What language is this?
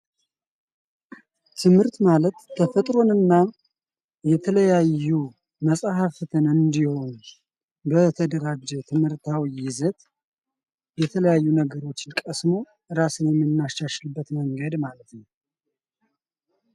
Amharic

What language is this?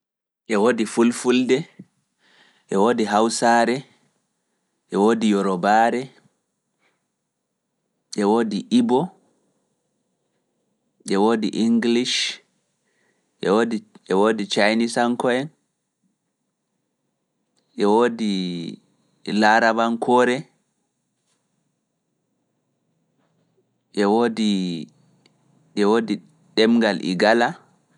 Fula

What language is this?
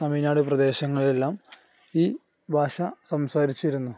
Malayalam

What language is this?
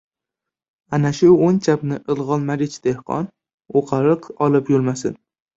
Uzbek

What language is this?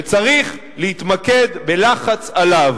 Hebrew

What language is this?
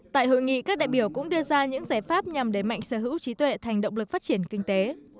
Vietnamese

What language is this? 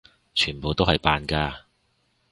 Cantonese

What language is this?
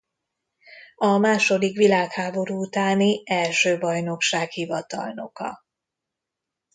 Hungarian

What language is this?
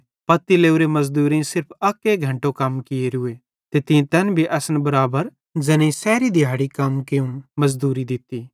Bhadrawahi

